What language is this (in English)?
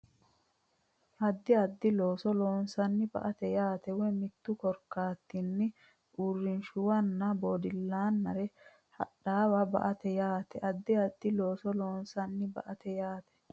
Sidamo